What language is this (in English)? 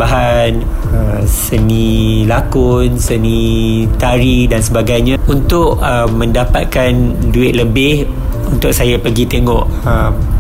Malay